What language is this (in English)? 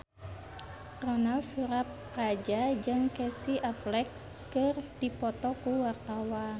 Sundanese